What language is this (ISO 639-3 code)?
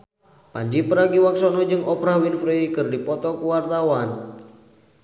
sun